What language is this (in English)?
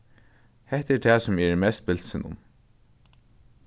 Faroese